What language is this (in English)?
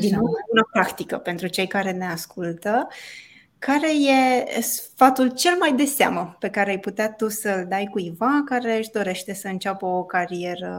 Romanian